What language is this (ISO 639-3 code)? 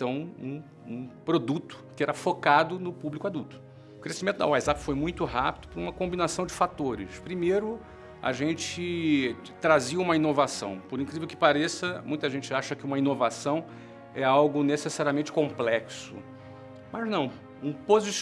por